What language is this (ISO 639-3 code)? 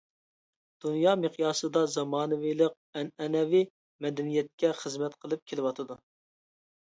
uig